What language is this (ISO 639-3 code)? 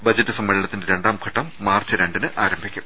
mal